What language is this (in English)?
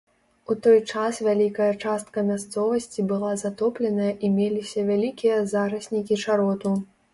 Belarusian